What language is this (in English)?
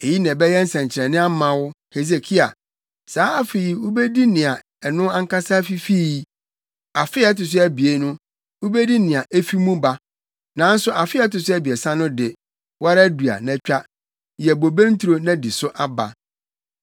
Akan